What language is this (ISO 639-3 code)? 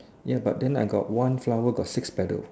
eng